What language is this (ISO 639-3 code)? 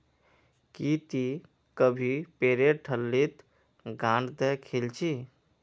mag